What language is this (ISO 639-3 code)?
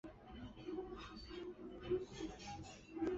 zho